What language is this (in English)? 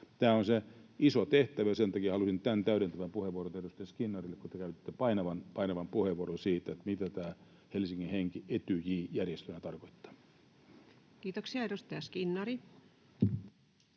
Finnish